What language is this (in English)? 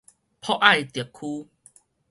Min Nan Chinese